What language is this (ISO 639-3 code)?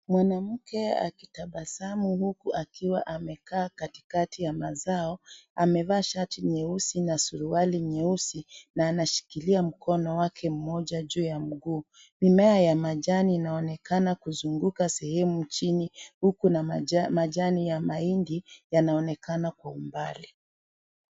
swa